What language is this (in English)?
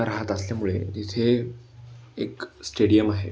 Marathi